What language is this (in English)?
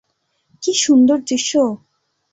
Bangla